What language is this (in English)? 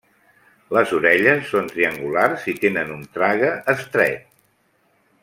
Catalan